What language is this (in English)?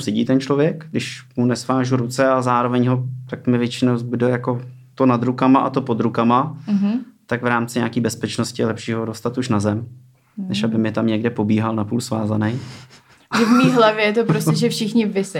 Czech